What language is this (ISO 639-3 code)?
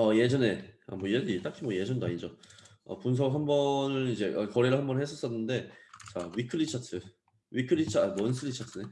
kor